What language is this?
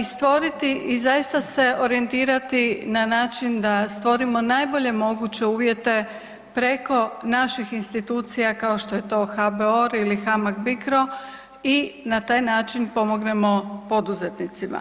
Croatian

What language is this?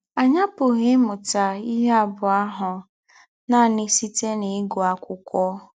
Igbo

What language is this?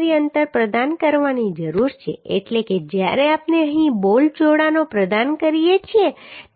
Gujarati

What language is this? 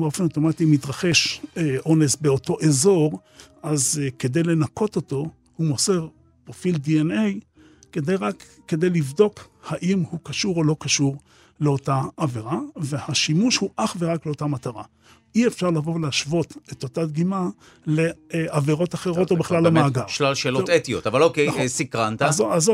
Hebrew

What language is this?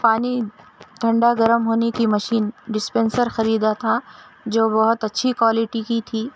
Urdu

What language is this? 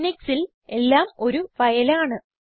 Malayalam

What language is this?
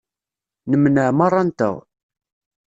Kabyle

